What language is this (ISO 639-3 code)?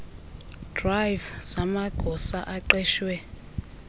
xho